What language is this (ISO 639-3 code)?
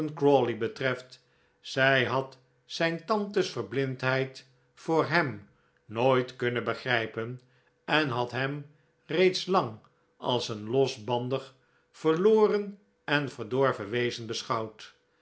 nld